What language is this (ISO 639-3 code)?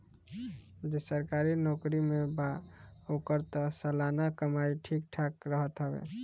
bho